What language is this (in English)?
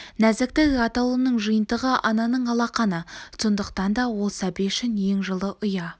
Kazakh